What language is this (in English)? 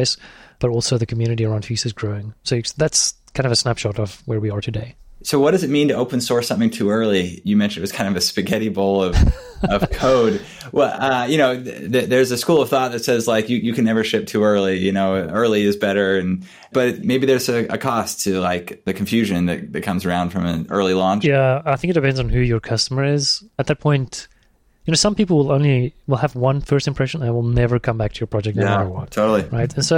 English